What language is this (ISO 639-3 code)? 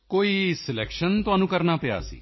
pan